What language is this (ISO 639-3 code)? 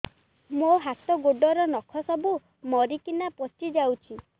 ori